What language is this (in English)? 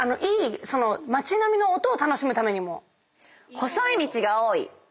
Japanese